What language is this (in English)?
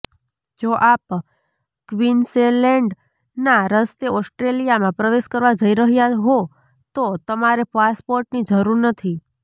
Gujarati